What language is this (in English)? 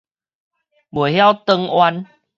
Min Nan Chinese